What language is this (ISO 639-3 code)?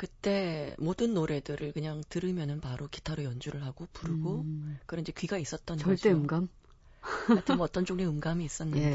kor